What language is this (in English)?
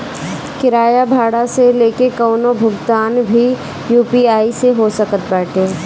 Bhojpuri